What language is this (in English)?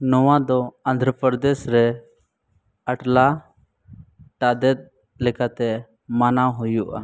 Santali